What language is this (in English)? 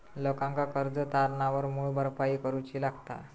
Marathi